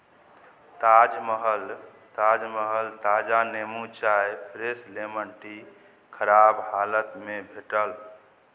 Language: Maithili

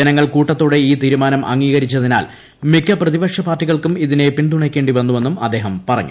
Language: Malayalam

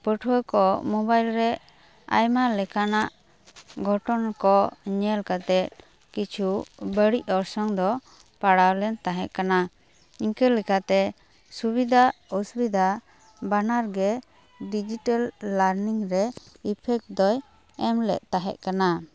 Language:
Santali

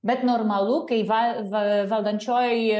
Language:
Lithuanian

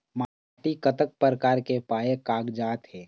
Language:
Chhattisgarhi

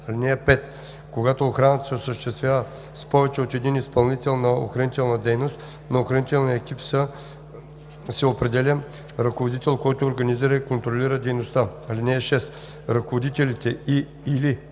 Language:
Bulgarian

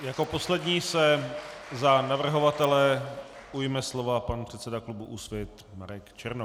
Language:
Czech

